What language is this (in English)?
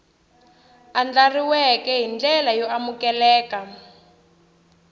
Tsonga